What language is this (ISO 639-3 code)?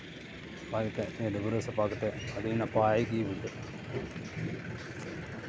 sat